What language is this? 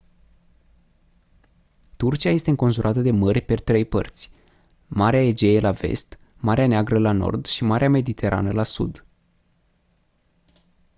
Romanian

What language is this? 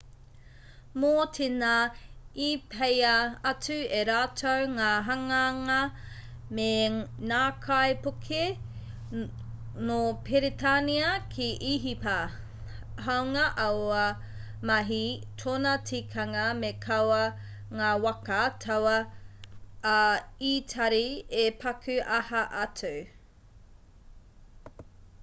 Māori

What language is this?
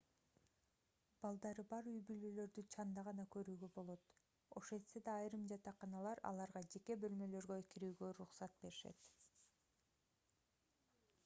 Kyrgyz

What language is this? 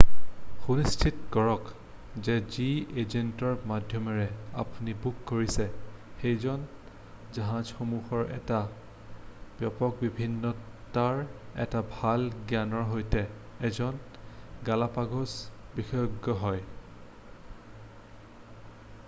Assamese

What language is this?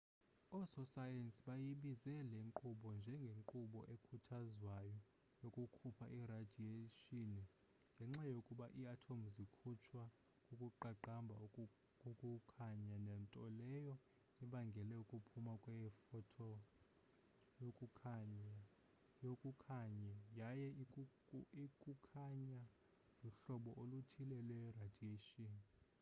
Xhosa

